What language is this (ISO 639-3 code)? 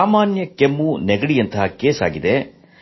kan